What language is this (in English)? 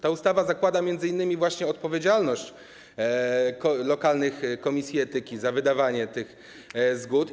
Polish